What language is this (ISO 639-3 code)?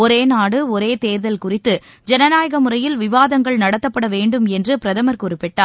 tam